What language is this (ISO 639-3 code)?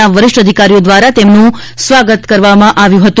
guj